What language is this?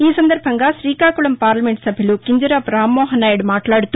Telugu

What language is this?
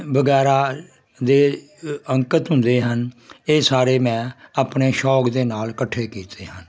Punjabi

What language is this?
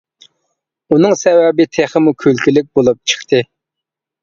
Uyghur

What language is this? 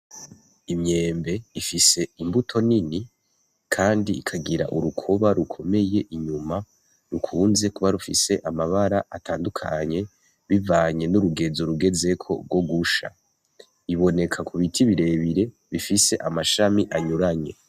Rundi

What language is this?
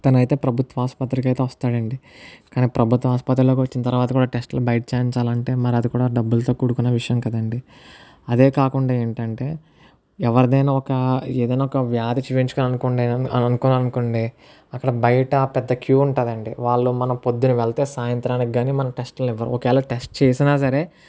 Telugu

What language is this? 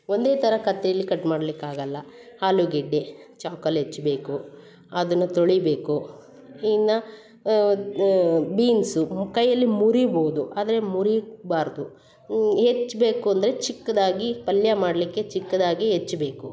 Kannada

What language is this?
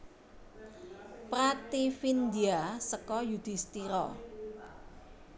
Javanese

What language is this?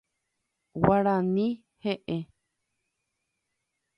Guarani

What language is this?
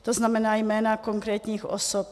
Czech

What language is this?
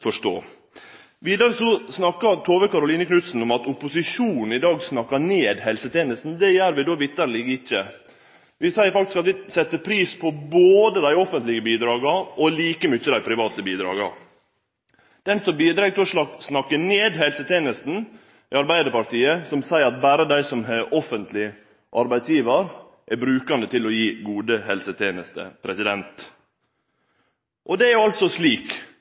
Norwegian Nynorsk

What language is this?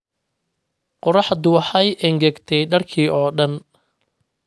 Somali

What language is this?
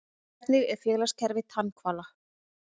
Icelandic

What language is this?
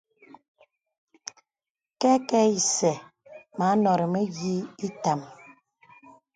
Bebele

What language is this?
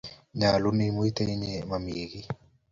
Kalenjin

